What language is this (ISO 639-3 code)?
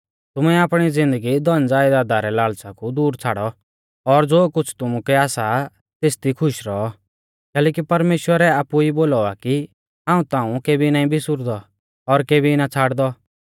bfz